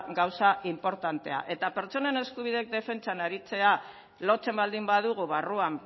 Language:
Basque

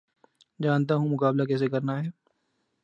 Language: Urdu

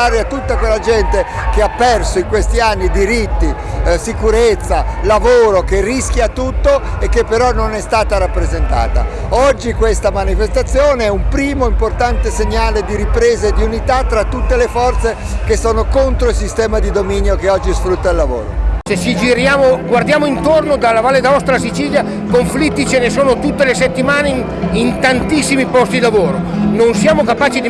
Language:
Italian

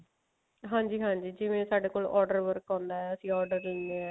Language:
Punjabi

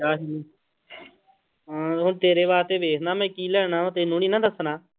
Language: Punjabi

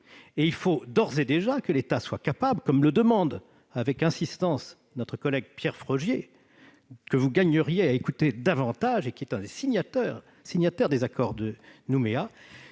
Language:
French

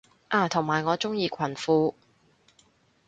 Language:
Cantonese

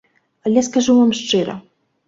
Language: Belarusian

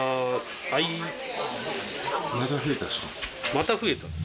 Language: Japanese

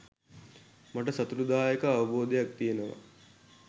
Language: Sinhala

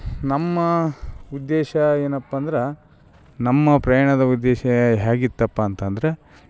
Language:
Kannada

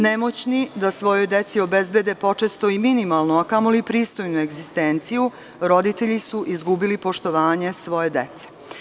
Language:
Serbian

